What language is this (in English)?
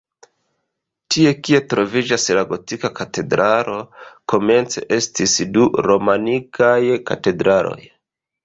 Esperanto